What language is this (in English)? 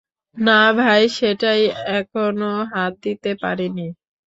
Bangla